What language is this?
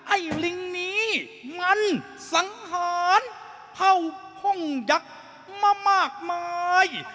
Thai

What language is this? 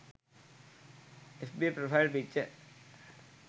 Sinhala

